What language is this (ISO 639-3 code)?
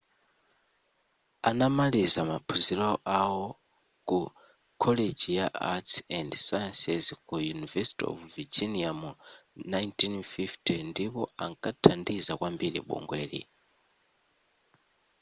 nya